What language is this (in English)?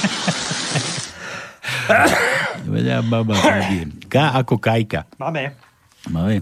Slovak